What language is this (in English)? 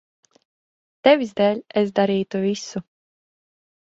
Latvian